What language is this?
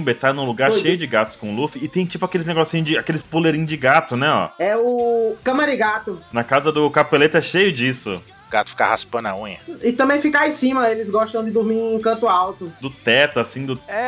Portuguese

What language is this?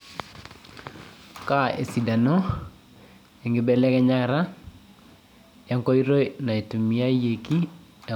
Masai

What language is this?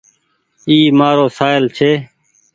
Goaria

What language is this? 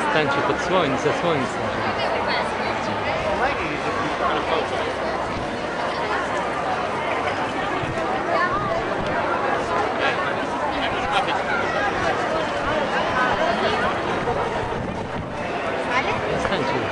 Polish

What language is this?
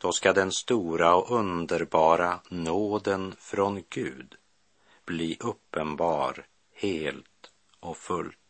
Swedish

